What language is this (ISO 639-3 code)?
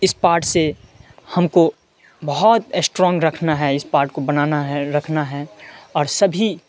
urd